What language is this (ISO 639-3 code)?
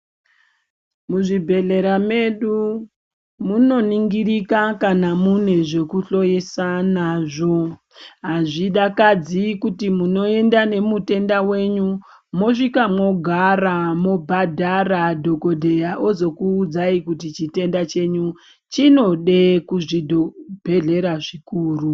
ndc